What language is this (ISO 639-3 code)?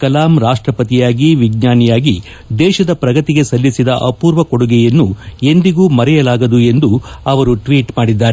kan